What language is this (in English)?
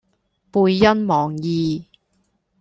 Cantonese